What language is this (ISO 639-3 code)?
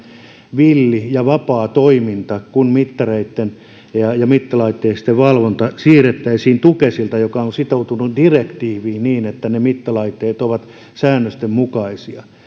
fin